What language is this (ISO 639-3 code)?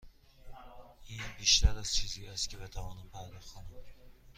fas